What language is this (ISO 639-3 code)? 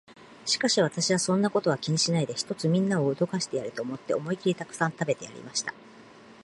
jpn